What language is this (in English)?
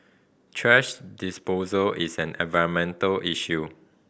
English